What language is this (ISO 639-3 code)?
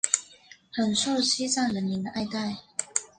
zho